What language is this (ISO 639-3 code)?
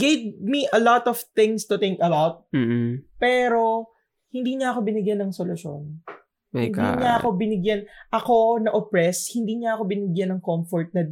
fil